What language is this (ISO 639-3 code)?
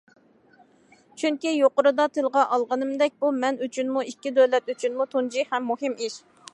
uig